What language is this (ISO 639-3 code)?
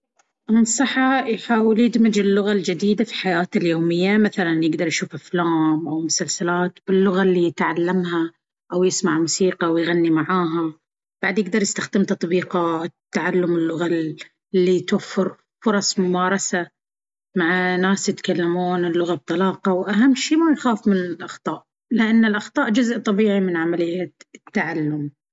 abv